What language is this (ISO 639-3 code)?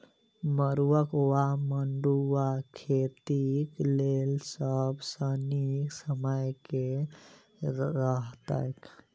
mai